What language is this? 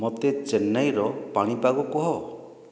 Odia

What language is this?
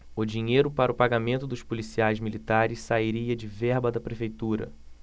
Portuguese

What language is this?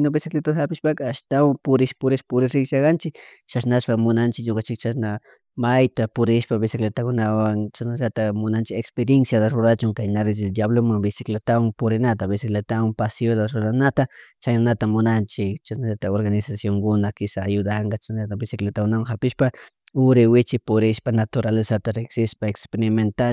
Chimborazo Highland Quichua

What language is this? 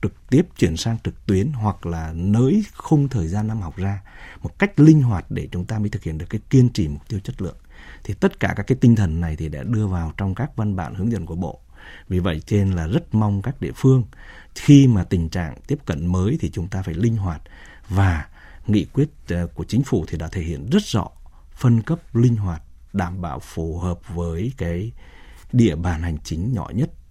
Vietnamese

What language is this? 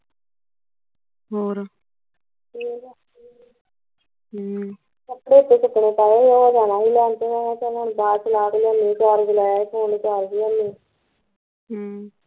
Punjabi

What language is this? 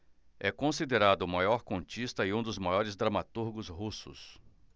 Portuguese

